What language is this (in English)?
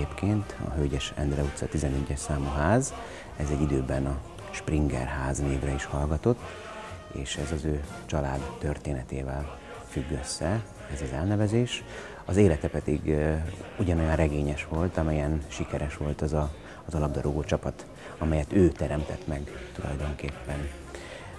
Hungarian